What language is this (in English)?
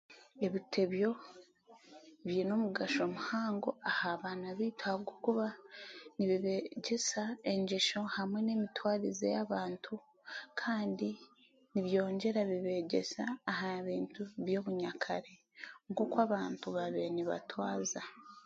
Chiga